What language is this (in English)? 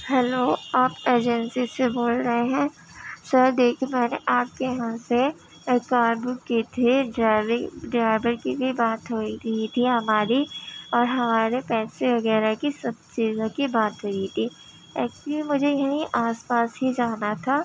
Urdu